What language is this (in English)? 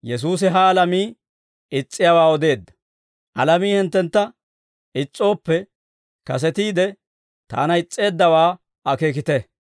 Dawro